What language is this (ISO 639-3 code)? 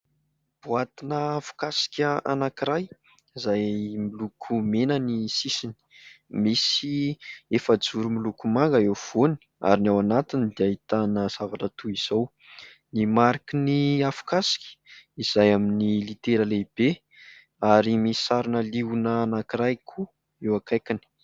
mlg